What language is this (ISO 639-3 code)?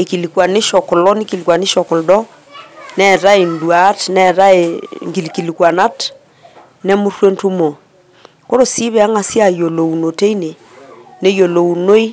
mas